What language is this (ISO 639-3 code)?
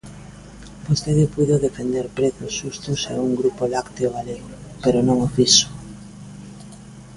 glg